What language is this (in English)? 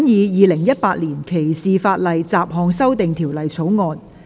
Cantonese